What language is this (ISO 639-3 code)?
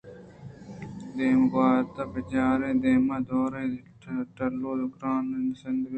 bgp